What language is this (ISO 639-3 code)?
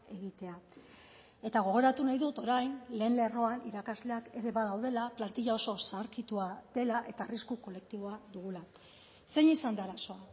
eus